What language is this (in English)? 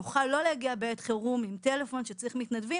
Hebrew